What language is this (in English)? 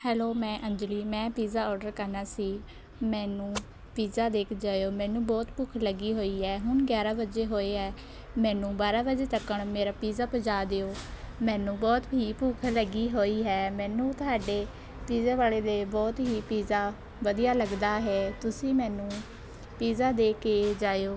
Punjabi